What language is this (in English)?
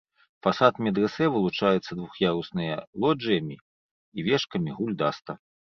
Belarusian